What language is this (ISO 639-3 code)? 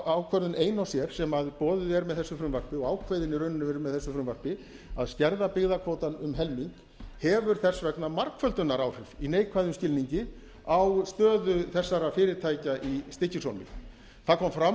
isl